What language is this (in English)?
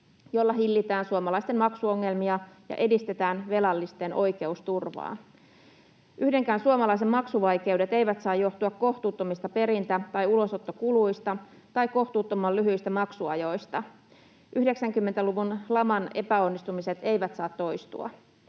Finnish